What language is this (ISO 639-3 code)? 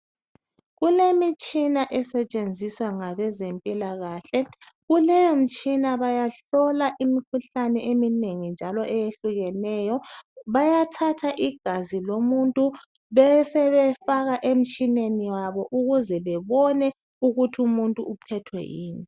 nde